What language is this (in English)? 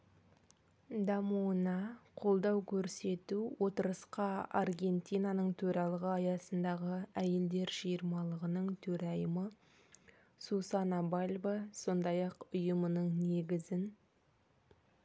Kazakh